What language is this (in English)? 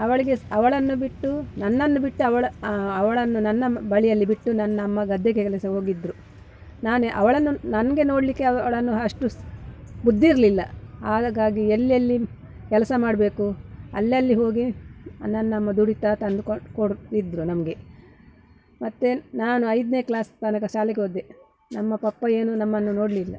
Kannada